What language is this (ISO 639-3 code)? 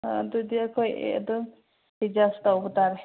mni